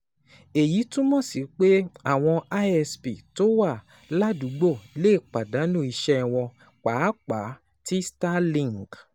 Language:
Yoruba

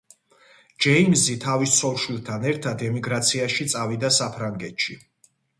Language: Georgian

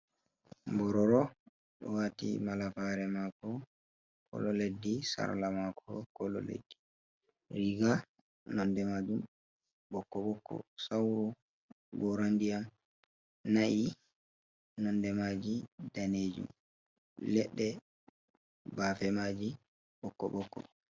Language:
Fula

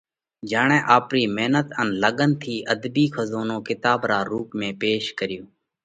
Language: Parkari Koli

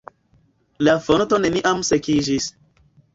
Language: Esperanto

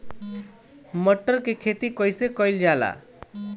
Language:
Bhojpuri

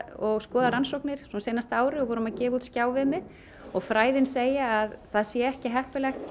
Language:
Icelandic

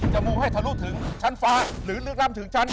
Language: Thai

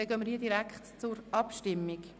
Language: Swiss German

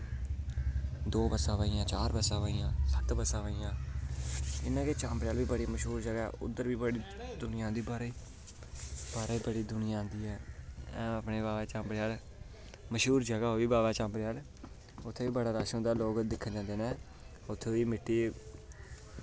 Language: Dogri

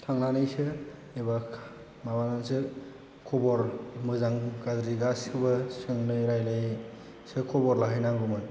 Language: Bodo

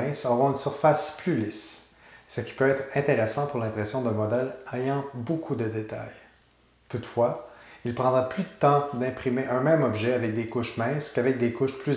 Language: French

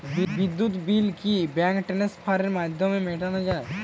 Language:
Bangla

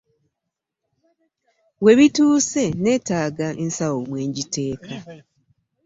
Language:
Ganda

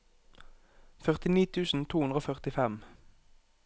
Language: Norwegian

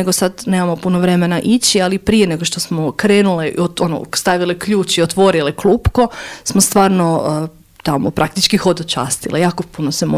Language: Croatian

